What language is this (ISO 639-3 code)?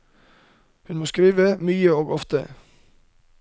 nor